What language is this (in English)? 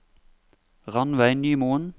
Norwegian